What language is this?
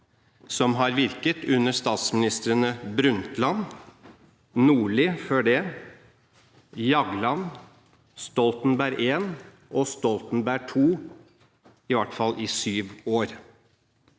Norwegian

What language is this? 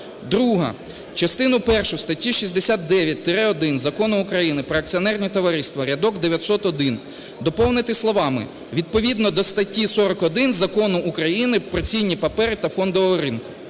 Ukrainian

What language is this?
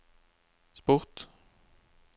Norwegian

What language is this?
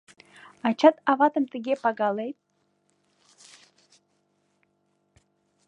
Mari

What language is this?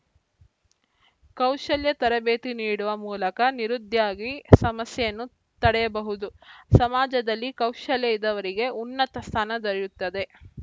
Kannada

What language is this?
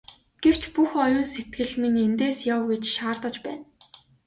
Mongolian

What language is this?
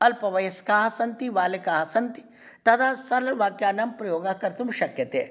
Sanskrit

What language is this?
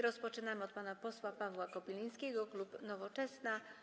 Polish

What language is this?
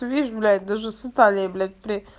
Russian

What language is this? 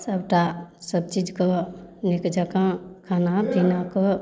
Maithili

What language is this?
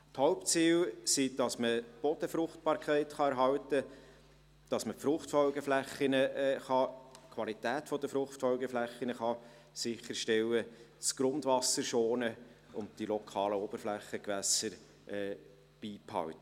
Swiss German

